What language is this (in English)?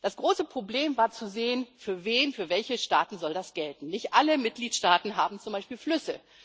German